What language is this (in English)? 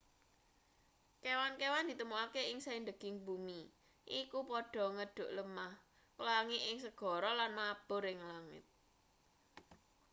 Javanese